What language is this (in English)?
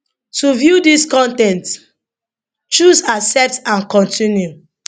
Nigerian Pidgin